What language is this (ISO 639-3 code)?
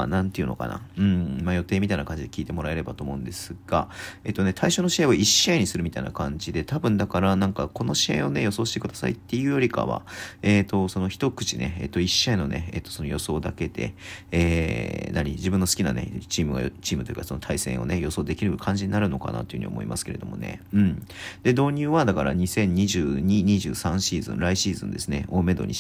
jpn